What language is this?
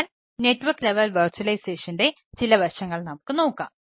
Malayalam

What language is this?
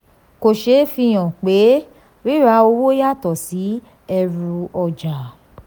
Yoruba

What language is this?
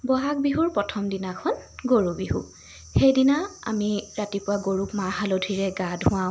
Assamese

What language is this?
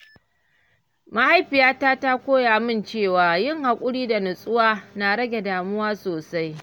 Hausa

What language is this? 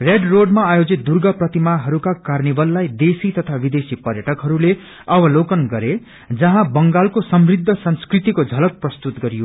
Nepali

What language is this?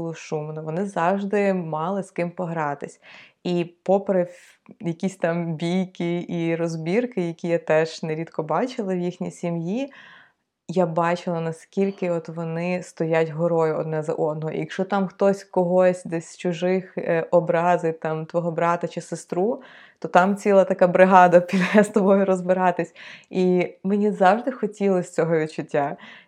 Ukrainian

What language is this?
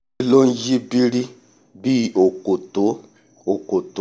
Yoruba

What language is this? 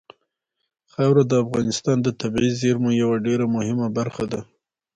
Pashto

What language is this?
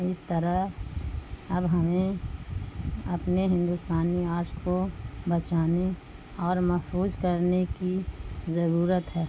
Urdu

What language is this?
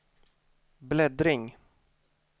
Swedish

